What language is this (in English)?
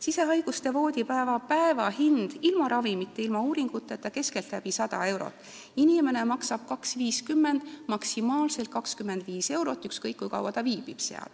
Estonian